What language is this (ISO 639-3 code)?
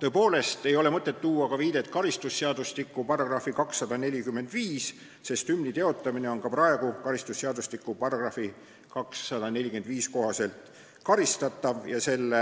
est